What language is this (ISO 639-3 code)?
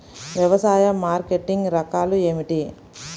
tel